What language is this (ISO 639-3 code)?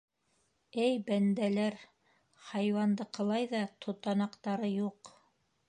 bak